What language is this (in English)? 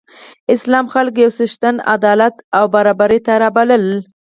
Pashto